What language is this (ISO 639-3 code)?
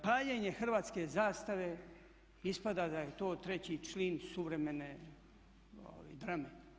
hrv